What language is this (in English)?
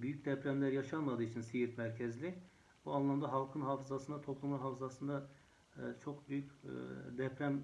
Turkish